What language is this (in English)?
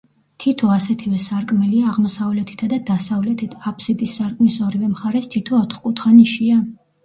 Georgian